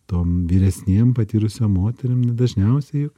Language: Lithuanian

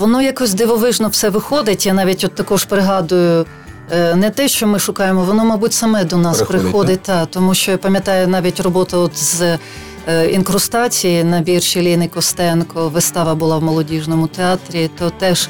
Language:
Ukrainian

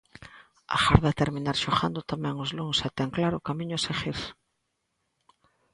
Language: Galician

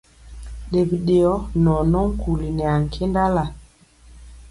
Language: Mpiemo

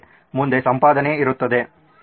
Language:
Kannada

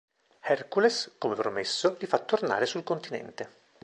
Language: Italian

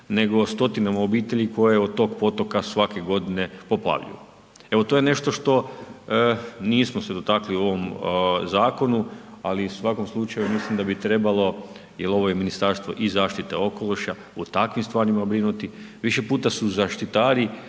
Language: Croatian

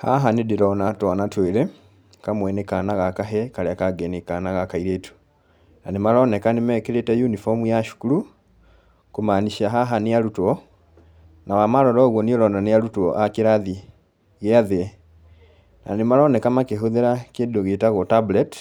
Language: Kikuyu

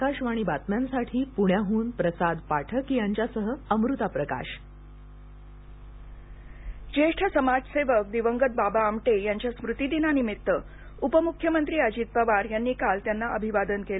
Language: Marathi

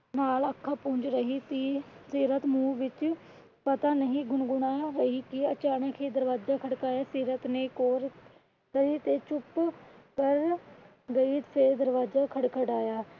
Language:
Punjabi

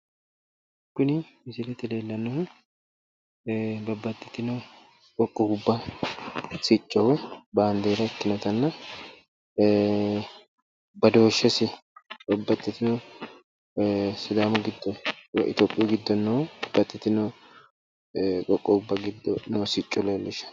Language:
Sidamo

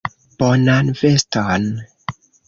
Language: Esperanto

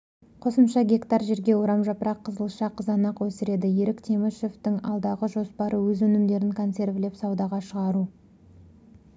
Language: Kazakh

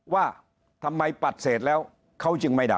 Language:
Thai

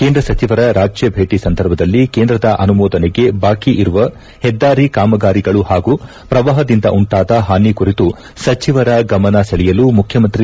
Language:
Kannada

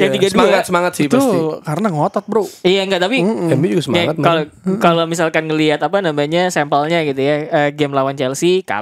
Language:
Indonesian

